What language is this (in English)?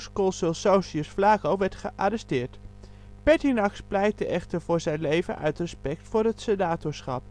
Dutch